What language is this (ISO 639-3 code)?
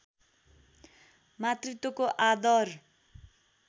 nep